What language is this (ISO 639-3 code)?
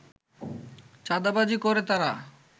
ben